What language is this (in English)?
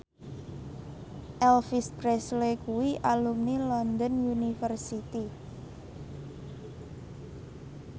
Javanese